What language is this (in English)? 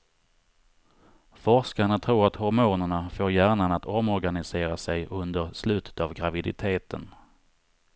Swedish